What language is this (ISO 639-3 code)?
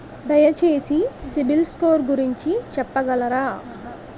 tel